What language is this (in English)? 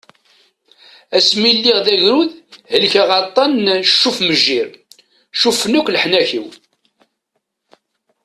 Kabyle